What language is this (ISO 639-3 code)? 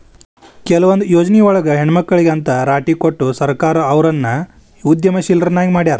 kan